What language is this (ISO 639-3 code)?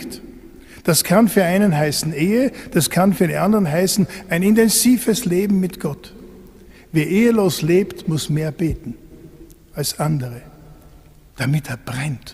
deu